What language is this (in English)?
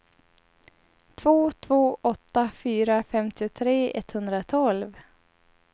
Swedish